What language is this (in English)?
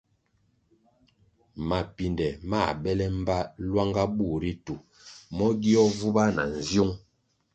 Kwasio